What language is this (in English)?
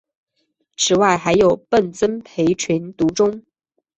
Chinese